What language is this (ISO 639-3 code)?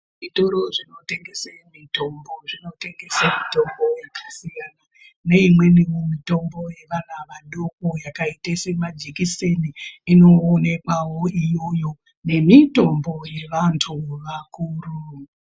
ndc